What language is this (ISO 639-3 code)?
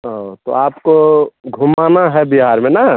hin